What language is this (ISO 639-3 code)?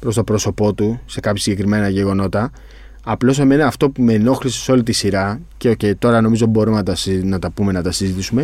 ell